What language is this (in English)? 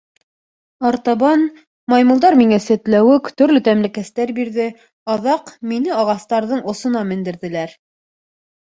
Bashkir